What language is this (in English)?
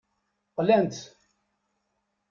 Kabyle